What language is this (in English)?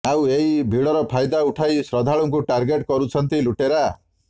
Odia